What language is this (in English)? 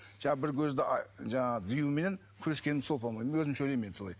Kazakh